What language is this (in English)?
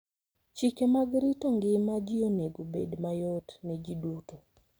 Luo (Kenya and Tanzania)